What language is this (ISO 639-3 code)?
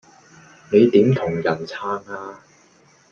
yue